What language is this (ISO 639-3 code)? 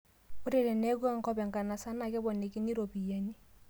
mas